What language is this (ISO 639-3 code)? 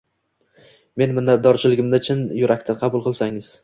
uzb